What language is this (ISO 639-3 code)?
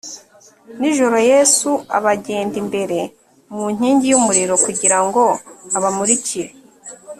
kin